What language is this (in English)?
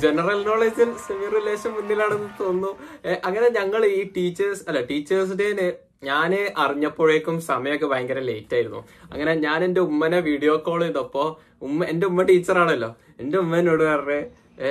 Malayalam